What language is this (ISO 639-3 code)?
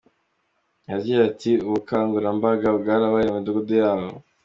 kin